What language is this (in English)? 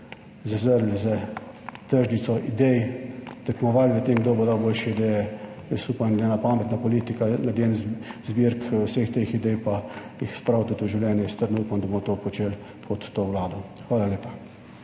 Slovenian